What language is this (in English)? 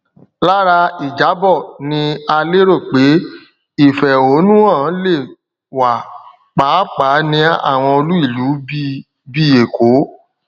Yoruba